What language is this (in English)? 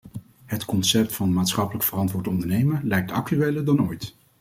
Dutch